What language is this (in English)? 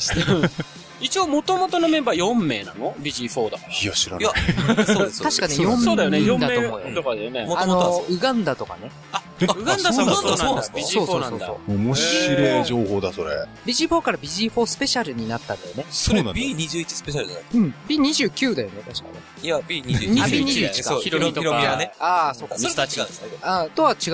Japanese